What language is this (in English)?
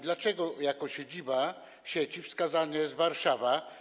Polish